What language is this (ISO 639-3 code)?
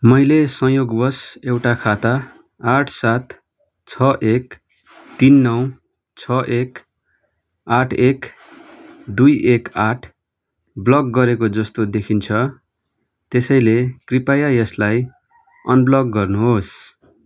nep